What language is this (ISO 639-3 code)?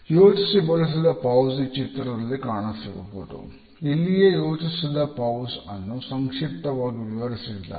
kan